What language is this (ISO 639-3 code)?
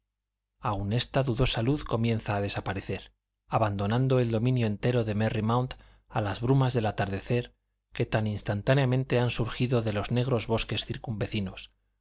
spa